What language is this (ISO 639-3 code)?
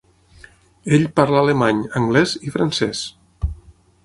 cat